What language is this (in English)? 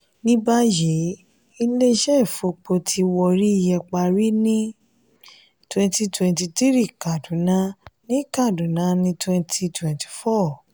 Yoruba